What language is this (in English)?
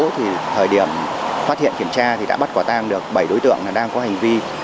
Vietnamese